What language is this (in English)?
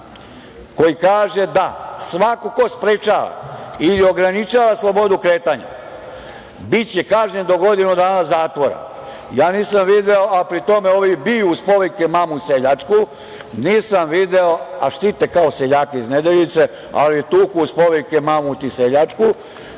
Serbian